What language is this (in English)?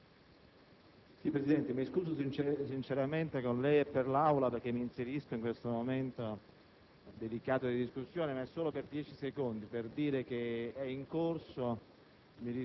Italian